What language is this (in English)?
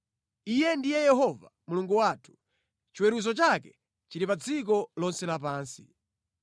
Nyanja